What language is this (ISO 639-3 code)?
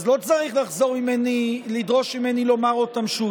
heb